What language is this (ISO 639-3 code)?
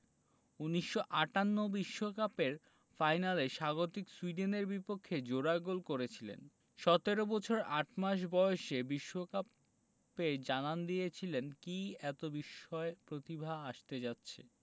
ben